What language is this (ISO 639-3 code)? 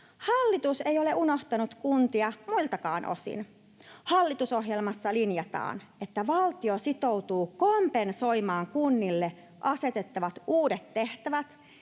fin